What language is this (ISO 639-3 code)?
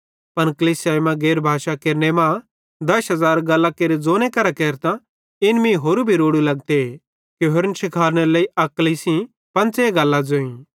bhd